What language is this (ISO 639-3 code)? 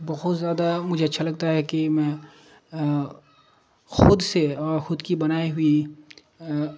urd